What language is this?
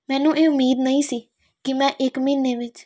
Punjabi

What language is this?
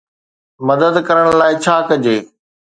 Sindhi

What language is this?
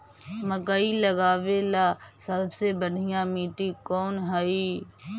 Magahi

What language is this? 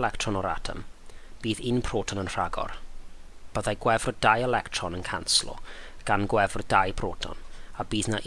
Welsh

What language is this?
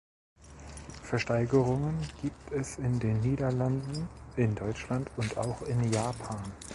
German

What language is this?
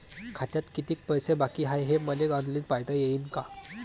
Marathi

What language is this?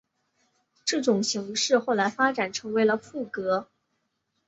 Chinese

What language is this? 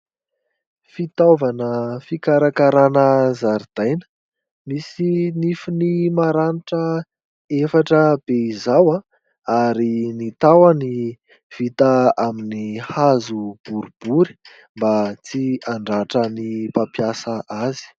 Malagasy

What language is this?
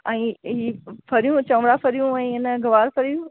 Sindhi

